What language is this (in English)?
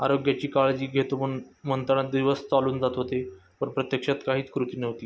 Marathi